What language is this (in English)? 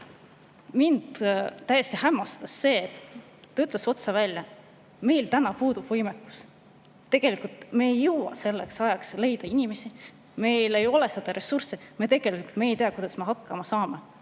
Estonian